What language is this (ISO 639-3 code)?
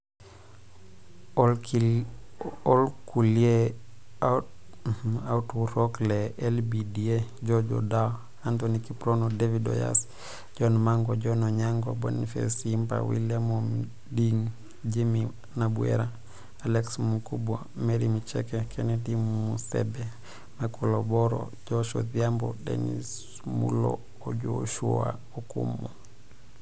mas